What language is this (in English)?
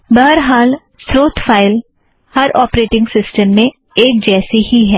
Hindi